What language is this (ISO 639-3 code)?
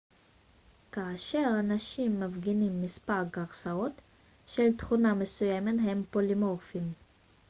heb